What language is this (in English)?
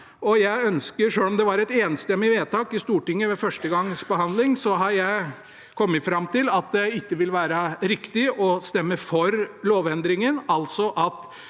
Norwegian